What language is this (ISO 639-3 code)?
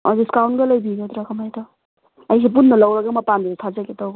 mni